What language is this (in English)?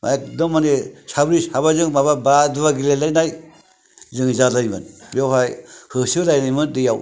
Bodo